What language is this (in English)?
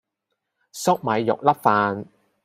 Cantonese